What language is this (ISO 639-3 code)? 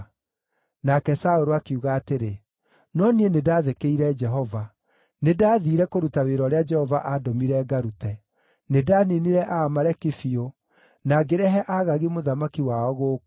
kik